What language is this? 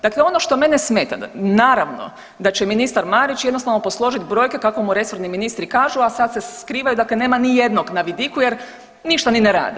Croatian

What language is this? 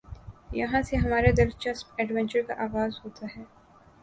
Urdu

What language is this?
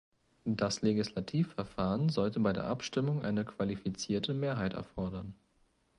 German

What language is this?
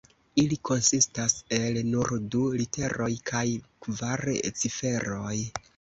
Esperanto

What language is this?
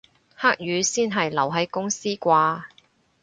Cantonese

